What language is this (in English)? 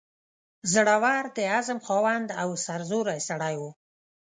Pashto